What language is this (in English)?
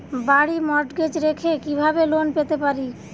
Bangla